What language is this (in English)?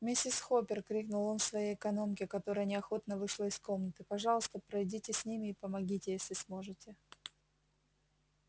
Russian